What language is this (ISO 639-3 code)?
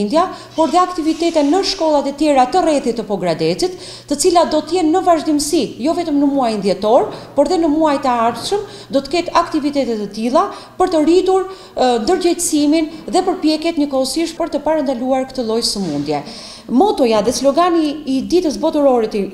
ron